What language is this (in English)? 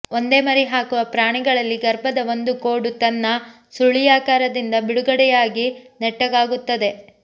Kannada